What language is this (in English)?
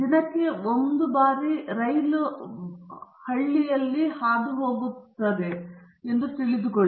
Kannada